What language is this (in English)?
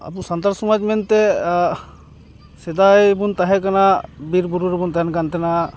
Santali